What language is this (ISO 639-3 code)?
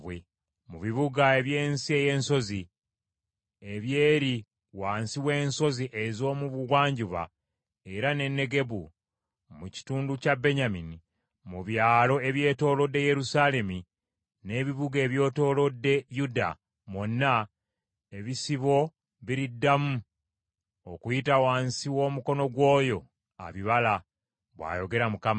lug